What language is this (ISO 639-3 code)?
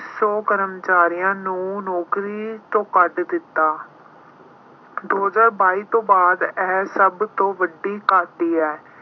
pan